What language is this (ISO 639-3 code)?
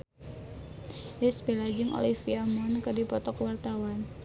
sun